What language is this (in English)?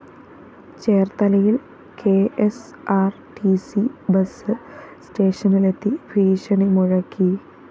Malayalam